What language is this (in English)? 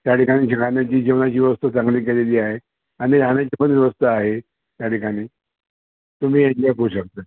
Marathi